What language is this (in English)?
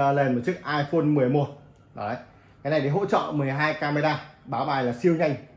Vietnamese